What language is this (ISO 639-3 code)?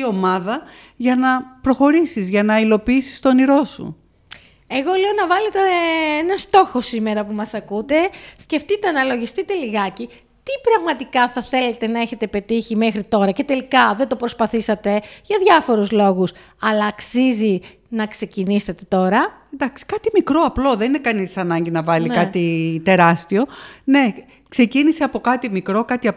ell